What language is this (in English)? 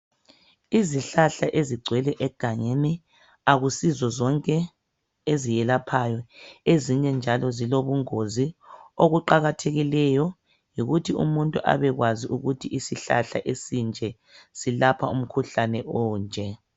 North Ndebele